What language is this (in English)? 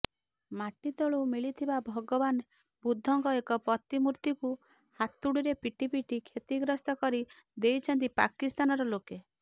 Odia